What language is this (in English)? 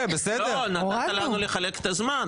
Hebrew